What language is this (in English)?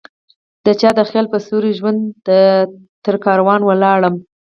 Pashto